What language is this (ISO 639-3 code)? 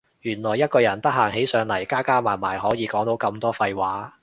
yue